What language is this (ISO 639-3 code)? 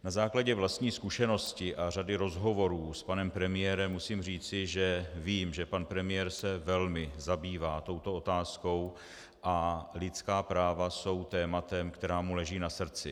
ces